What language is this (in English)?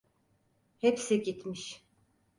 Turkish